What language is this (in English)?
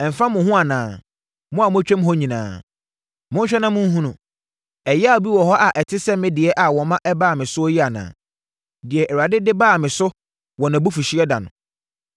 Akan